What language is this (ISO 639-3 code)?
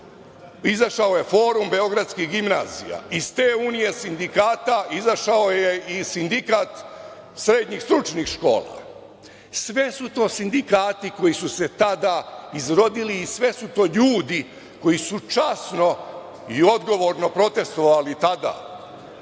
srp